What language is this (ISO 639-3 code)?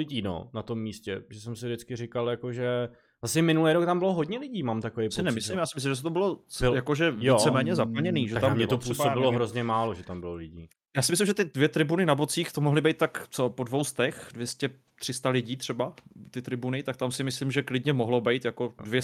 ces